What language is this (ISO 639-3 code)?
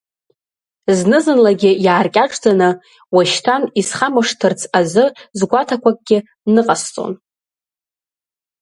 abk